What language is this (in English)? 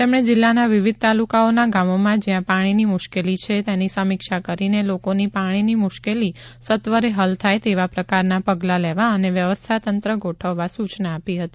Gujarati